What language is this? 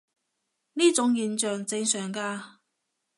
Cantonese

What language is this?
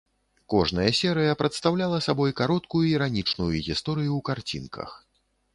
Belarusian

